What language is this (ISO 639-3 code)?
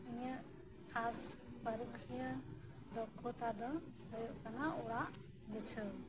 sat